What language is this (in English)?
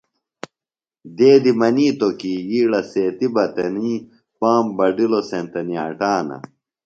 Phalura